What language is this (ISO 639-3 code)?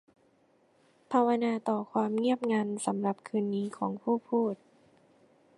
tha